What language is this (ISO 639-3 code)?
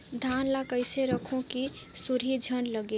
hne